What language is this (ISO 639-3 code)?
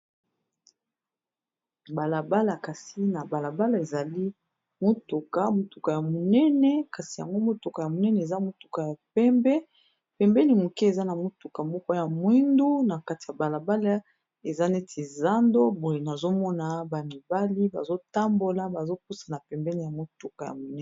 lin